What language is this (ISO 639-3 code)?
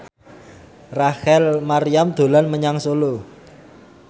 jav